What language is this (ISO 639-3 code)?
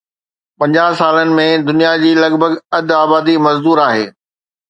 snd